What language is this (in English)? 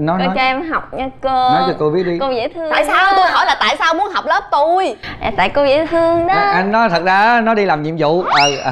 Vietnamese